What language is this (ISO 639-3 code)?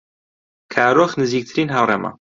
ckb